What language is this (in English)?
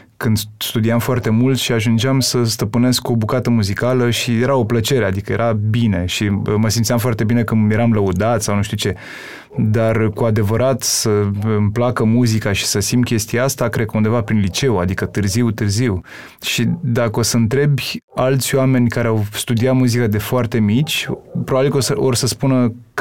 Romanian